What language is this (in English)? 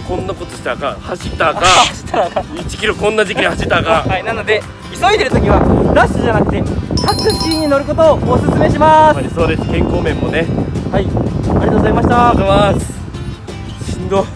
Japanese